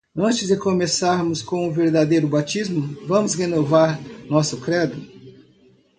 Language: Portuguese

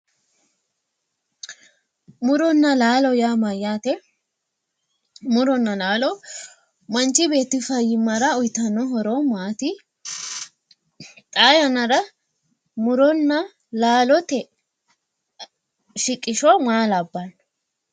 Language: Sidamo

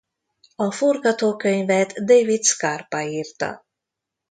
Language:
Hungarian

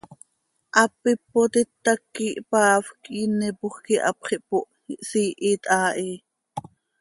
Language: Seri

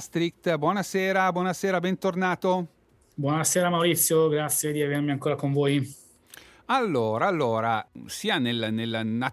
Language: Italian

